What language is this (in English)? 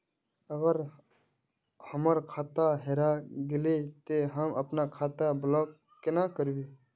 Magahi